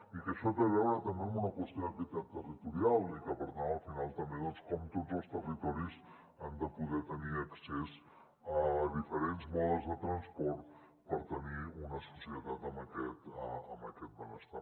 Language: Catalan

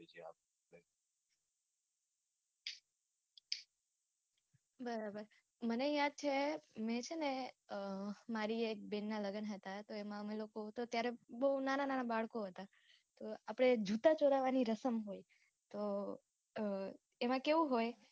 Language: Gujarati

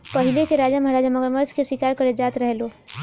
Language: Bhojpuri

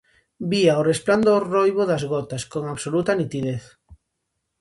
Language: Galician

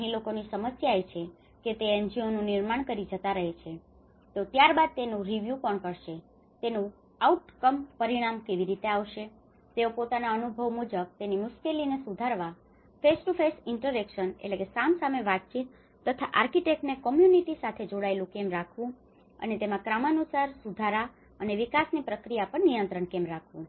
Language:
Gujarati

